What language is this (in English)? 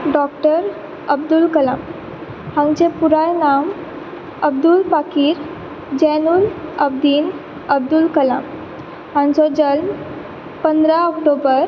Konkani